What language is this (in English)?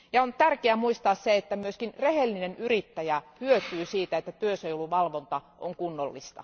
Finnish